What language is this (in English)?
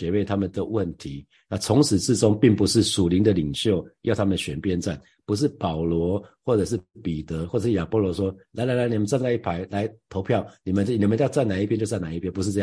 Chinese